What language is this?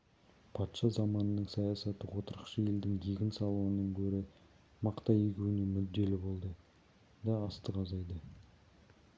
Kazakh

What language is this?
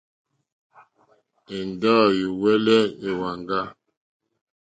Mokpwe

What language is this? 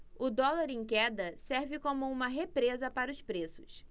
Portuguese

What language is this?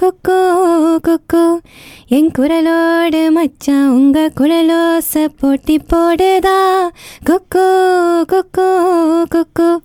Tamil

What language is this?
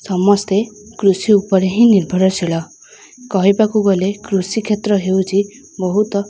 Odia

